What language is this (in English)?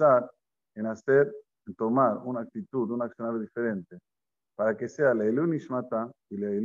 Spanish